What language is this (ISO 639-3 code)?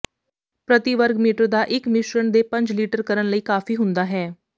pan